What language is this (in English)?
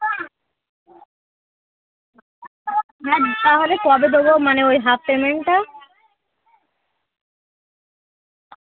Bangla